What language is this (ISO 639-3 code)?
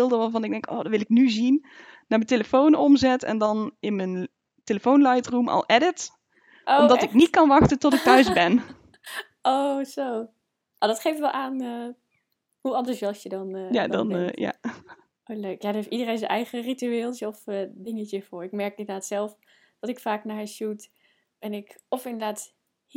nld